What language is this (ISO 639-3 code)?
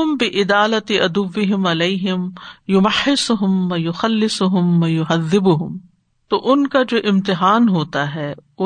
urd